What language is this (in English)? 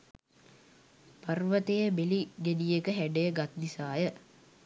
Sinhala